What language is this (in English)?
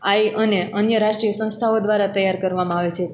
Gujarati